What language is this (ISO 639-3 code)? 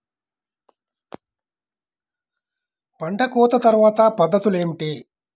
tel